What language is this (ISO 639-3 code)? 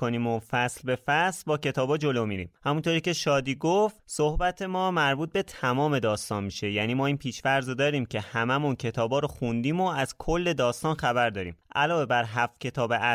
fas